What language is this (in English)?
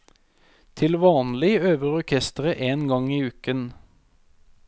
Norwegian